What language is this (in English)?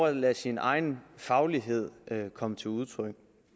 Danish